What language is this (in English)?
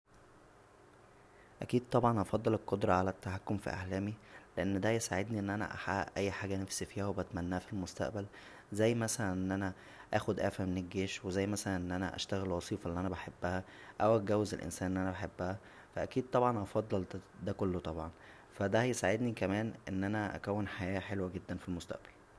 Egyptian Arabic